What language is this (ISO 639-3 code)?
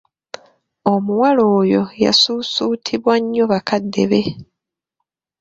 lug